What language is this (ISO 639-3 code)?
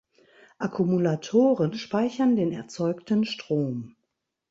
deu